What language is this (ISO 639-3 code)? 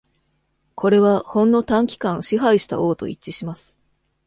jpn